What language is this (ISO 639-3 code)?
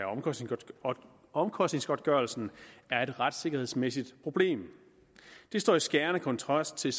dan